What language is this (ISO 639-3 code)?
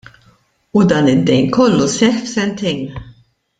mlt